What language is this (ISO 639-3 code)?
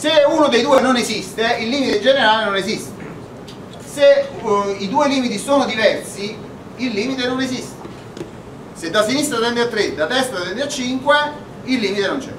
ita